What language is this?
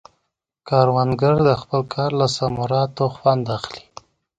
Pashto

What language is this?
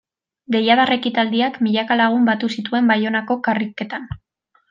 Basque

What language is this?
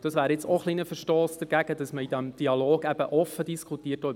Swiss German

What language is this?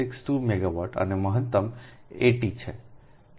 Gujarati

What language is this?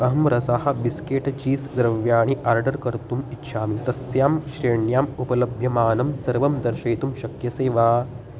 Sanskrit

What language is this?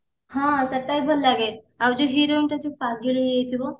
Odia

